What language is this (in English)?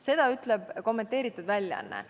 Estonian